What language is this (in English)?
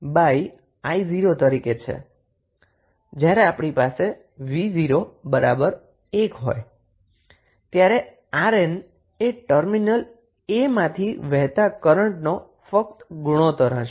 Gujarati